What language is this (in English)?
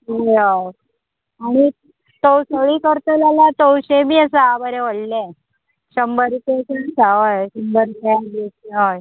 Konkani